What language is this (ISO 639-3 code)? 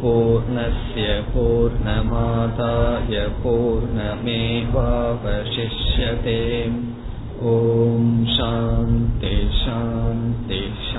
tam